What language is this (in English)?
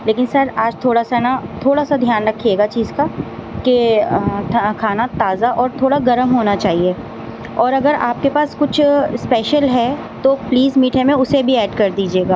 Urdu